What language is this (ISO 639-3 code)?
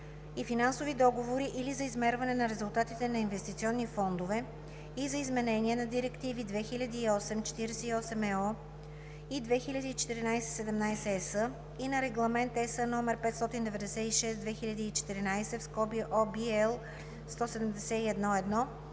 bul